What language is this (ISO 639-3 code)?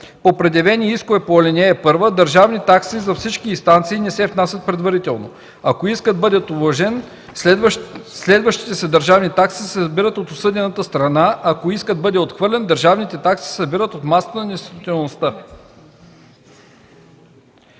bul